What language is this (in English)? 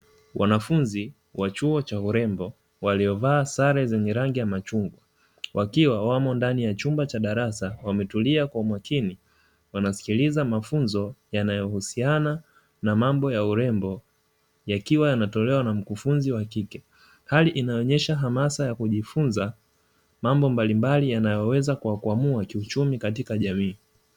Swahili